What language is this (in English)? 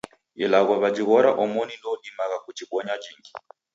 Taita